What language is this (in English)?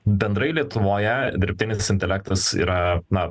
Lithuanian